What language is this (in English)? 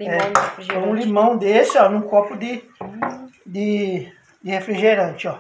Portuguese